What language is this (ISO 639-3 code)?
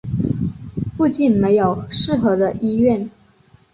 zho